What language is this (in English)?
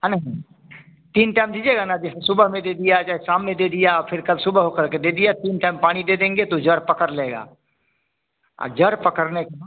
Hindi